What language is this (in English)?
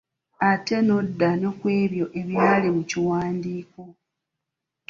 Ganda